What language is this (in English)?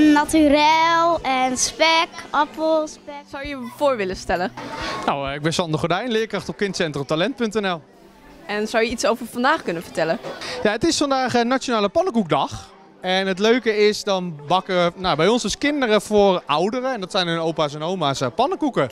Dutch